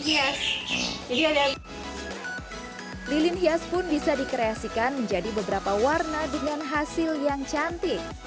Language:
Indonesian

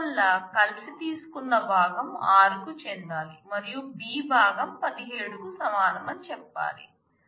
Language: Telugu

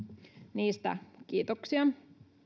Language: Finnish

